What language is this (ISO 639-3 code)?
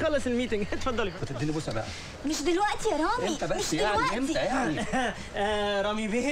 ara